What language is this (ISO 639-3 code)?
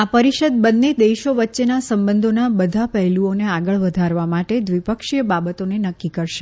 guj